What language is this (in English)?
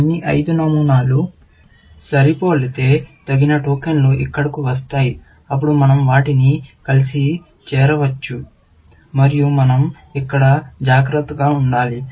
Telugu